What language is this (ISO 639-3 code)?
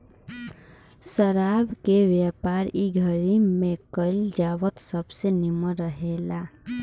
bho